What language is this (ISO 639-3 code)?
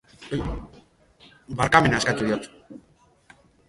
eus